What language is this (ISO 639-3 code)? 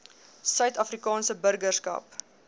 afr